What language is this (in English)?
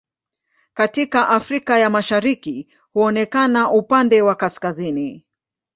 Swahili